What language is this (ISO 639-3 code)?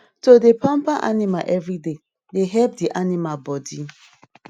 pcm